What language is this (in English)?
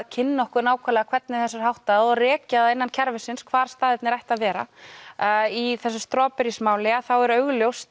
Icelandic